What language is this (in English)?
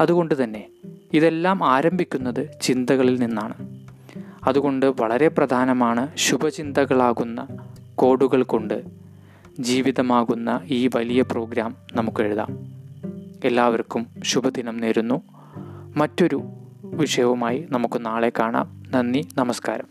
Malayalam